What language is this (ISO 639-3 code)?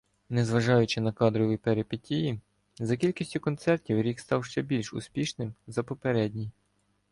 ukr